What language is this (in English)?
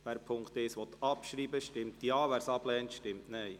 Swiss German